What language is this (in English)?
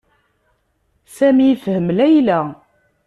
Kabyle